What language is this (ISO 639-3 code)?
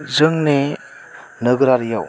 brx